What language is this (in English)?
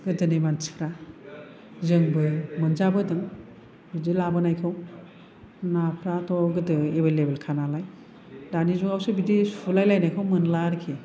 Bodo